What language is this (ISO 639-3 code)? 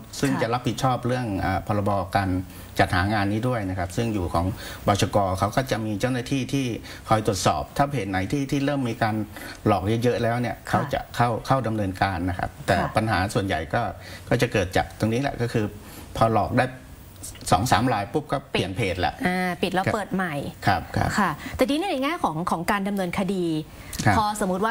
tha